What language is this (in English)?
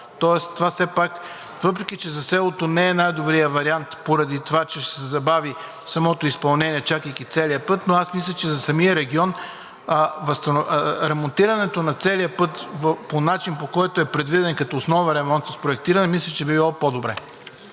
Bulgarian